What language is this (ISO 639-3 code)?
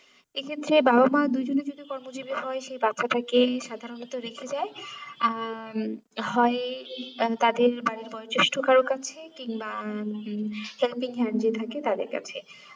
ben